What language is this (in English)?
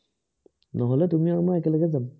Assamese